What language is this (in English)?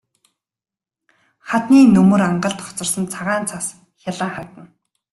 Mongolian